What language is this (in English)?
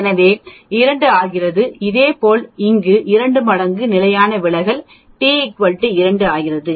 Tamil